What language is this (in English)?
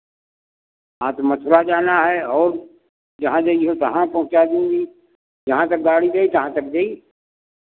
Hindi